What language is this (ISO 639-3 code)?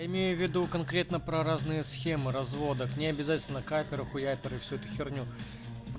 rus